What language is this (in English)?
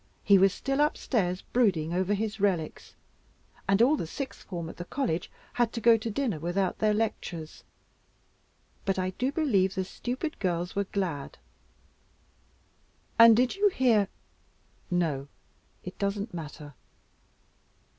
English